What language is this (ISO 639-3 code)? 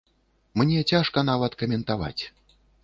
bel